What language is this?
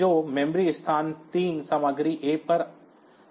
Hindi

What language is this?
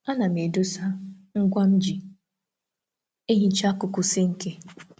Igbo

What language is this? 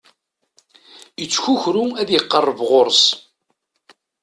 Kabyle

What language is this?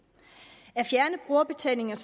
Danish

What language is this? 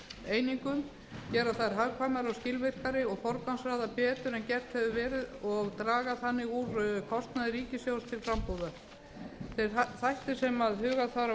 Icelandic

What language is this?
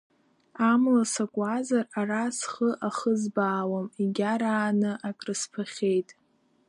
Abkhazian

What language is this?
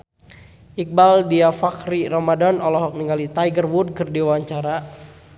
Sundanese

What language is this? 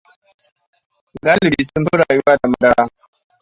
Hausa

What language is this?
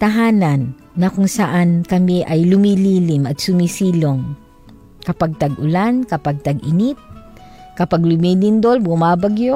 Filipino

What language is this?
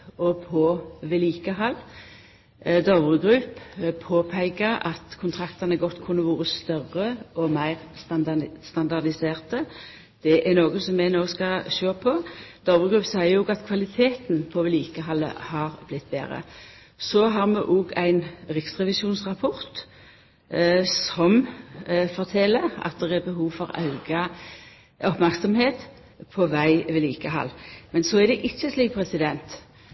Norwegian Nynorsk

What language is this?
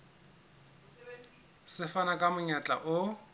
Southern Sotho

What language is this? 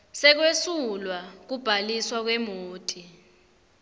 Swati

